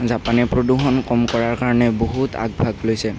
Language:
Assamese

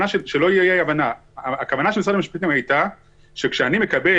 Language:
Hebrew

